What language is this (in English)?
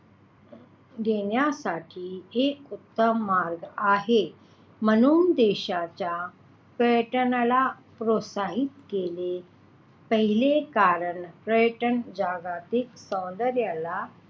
Marathi